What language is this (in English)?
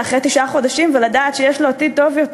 Hebrew